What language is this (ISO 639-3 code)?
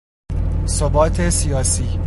fas